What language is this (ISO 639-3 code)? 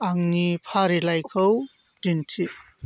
brx